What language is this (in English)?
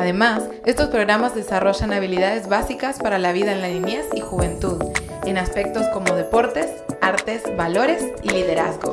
Spanish